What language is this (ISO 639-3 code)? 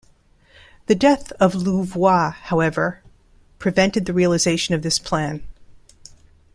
eng